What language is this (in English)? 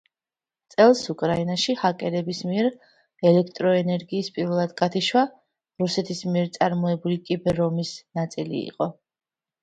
Georgian